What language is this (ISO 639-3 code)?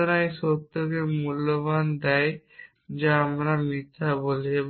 ben